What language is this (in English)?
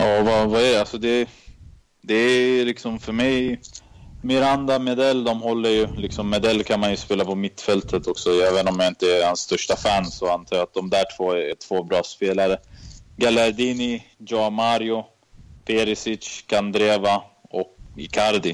Swedish